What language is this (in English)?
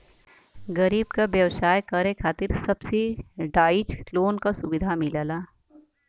Bhojpuri